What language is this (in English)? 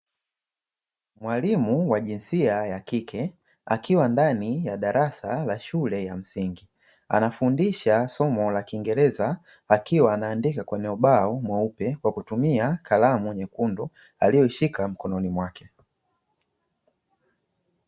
Swahili